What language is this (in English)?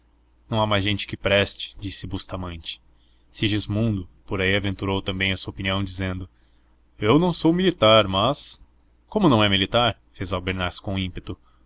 Portuguese